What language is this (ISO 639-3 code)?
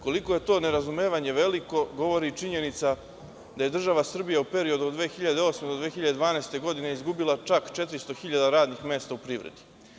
srp